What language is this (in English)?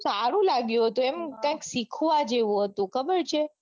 Gujarati